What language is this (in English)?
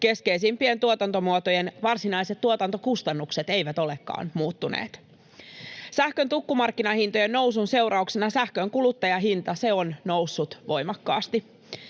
Finnish